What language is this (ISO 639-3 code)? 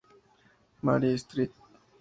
spa